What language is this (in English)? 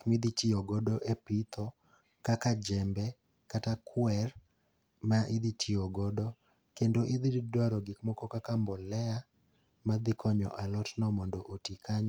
Luo (Kenya and Tanzania)